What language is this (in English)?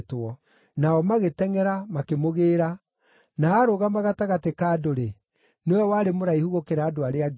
Kikuyu